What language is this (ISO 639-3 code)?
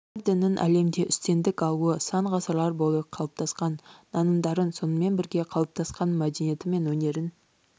kaz